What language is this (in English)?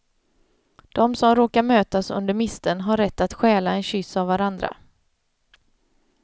Swedish